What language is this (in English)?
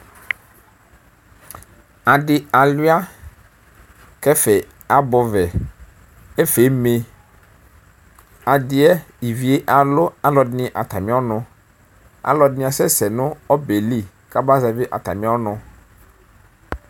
Ikposo